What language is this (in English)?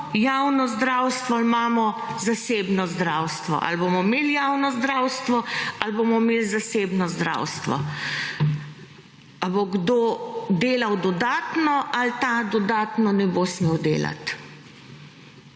Slovenian